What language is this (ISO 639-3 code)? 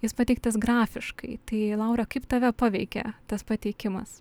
lit